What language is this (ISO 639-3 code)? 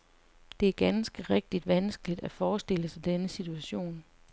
dan